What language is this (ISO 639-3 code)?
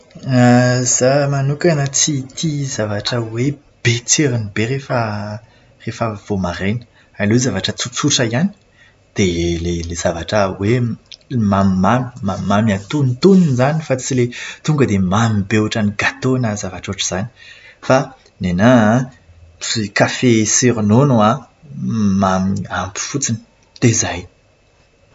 mlg